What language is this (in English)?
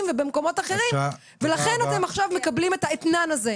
Hebrew